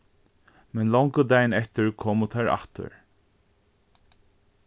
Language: Faroese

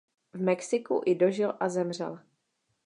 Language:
Czech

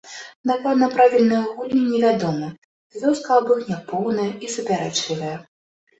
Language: Belarusian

